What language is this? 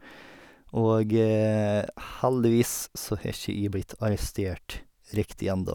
Norwegian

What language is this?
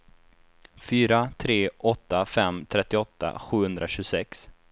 Swedish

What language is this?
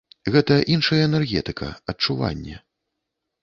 Belarusian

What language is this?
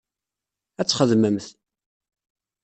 Kabyle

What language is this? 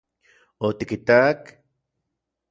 Central Puebla Nahuatl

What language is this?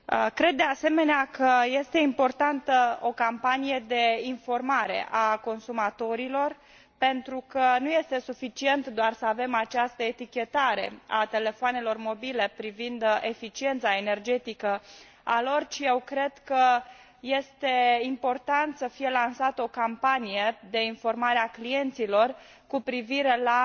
Romanian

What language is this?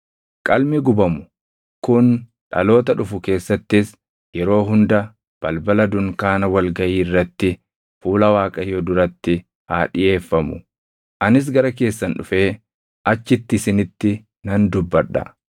Oromo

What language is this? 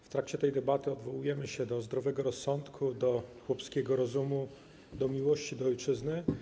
Polish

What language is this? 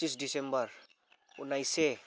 Nepali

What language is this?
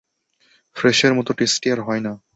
Bangla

